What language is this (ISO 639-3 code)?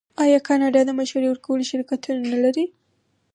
pus